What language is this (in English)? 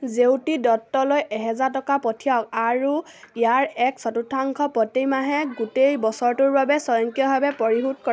Assamese